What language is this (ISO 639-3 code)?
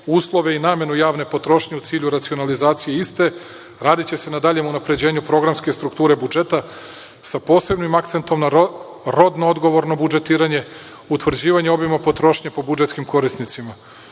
srp